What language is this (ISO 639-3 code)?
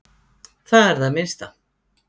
isl